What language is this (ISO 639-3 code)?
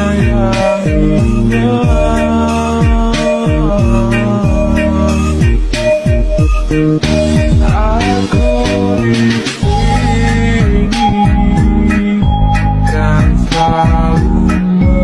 ind